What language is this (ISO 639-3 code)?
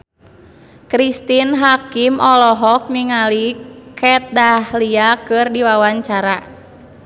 sun